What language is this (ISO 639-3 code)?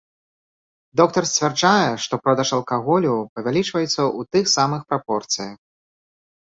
bel